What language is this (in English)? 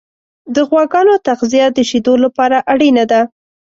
Pashto